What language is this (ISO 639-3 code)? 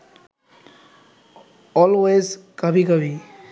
ben